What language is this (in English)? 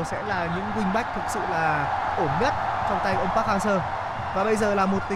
Vietnamese